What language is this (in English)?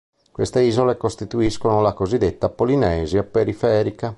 Italian